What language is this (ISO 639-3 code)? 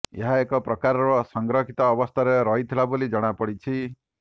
ori